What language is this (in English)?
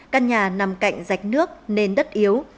Vietnamese